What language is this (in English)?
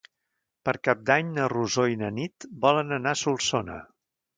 Catalan